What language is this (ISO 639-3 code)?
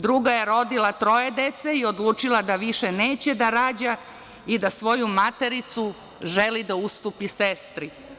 srp